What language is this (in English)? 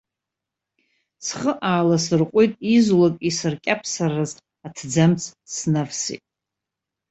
Abkhazian